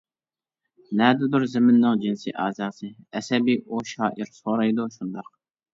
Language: Uyghur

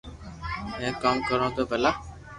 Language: Loarki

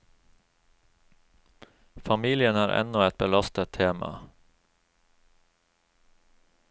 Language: Norwegian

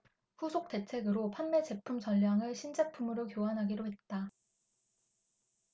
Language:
Korean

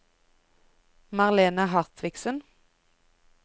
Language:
Norwegian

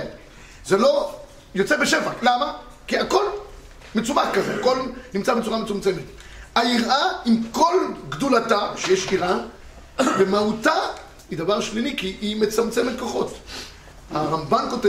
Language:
Hebrew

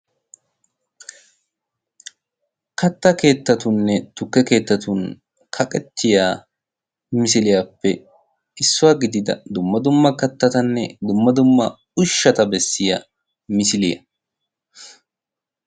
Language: Wolaytta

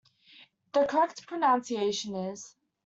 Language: English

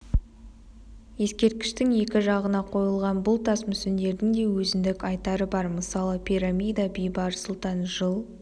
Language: Kazakh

